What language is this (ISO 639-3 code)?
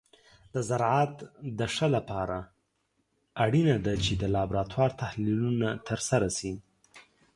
pus